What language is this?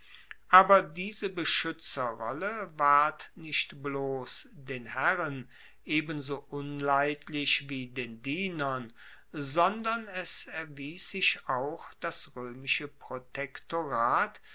German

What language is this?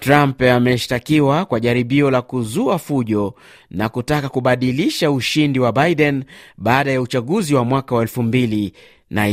Swahili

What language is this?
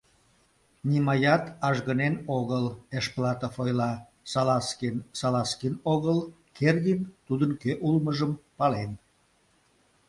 Mari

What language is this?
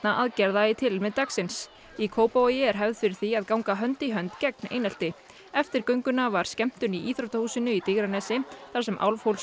Icelandic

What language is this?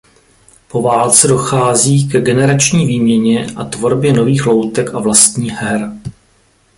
Czech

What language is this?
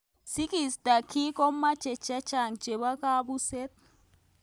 Kalenjin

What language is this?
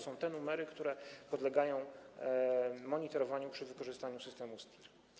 Polish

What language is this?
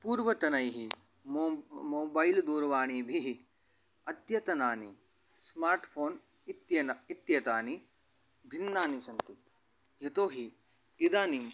Sanskrit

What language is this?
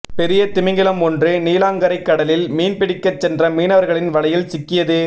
Tamil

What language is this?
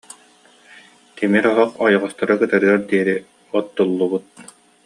Yakut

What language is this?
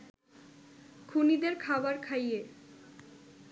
Bangla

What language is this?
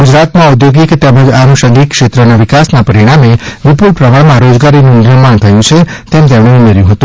Gujarati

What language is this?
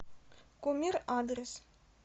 Russian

